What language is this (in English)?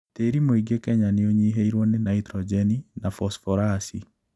Kikuyu